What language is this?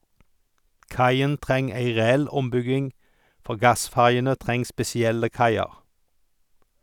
Norwegian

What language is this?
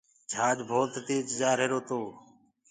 Gurgula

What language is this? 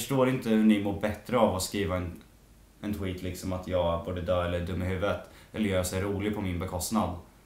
Swedish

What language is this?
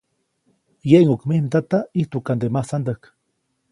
Copainalá Zoque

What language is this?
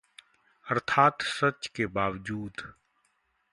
Hindi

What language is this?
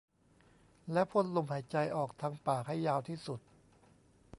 Thai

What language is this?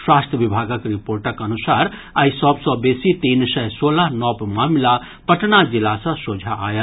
Maithili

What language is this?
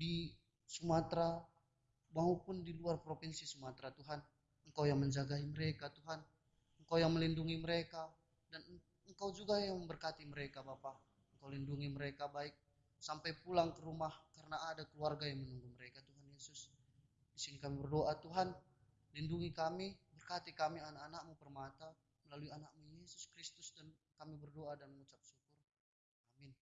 Indonesian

